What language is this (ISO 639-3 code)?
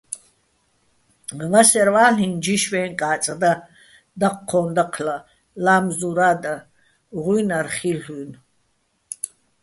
bbl